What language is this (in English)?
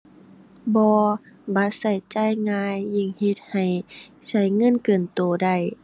Thai